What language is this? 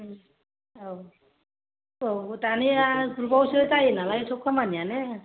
Bodo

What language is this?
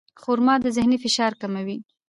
Pashto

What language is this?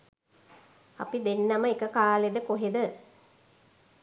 Sinhala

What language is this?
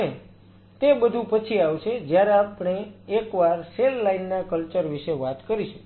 Gujarati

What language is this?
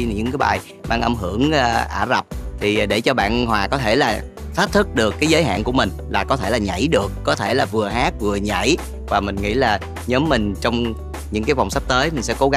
Vietnamese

